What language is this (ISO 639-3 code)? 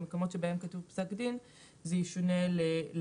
heb